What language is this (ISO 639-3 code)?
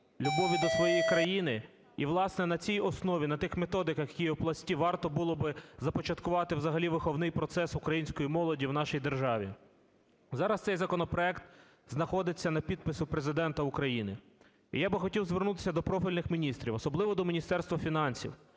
ukr